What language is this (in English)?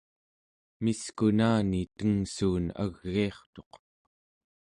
Central Yupik